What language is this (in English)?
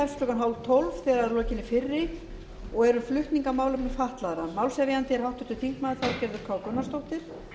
Icelandic